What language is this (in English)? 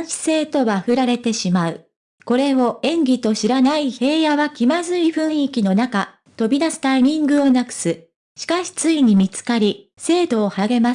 Japanese